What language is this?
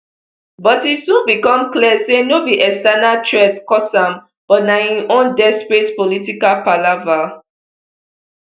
Nigerian Pidgin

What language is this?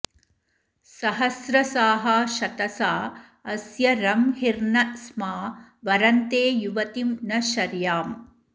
Sanskrit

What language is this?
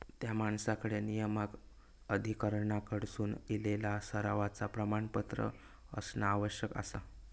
Marathi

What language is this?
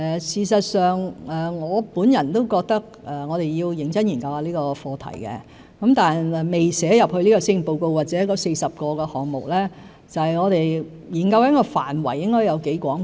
Cantonese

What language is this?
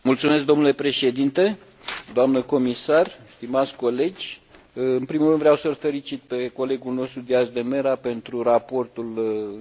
Romanian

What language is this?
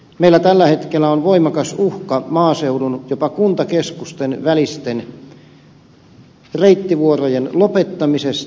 Finnish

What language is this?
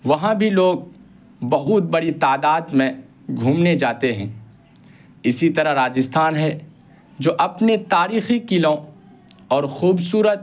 Urdu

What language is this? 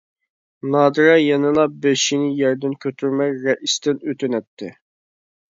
Uyghur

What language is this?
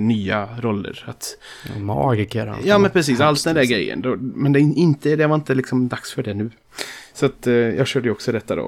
Swedish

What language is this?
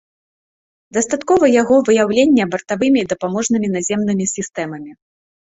Belarusian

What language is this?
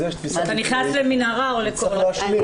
Hebrew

